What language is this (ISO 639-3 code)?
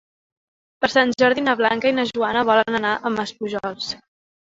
cat